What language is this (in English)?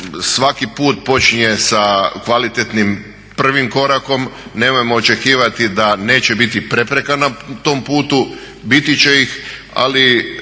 Croatian